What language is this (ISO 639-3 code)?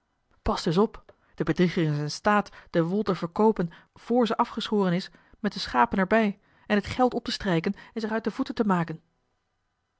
nld